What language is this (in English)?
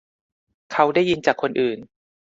Thai